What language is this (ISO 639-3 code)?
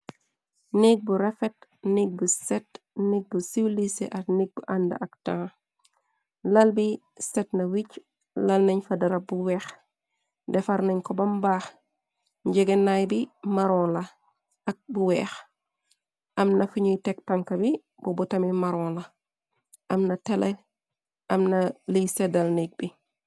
wol